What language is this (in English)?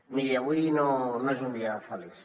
Catalan